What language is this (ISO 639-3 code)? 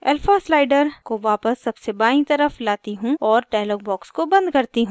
hin